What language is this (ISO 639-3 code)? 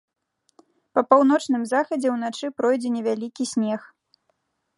bel